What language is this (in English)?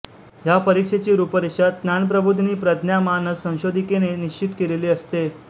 Marathi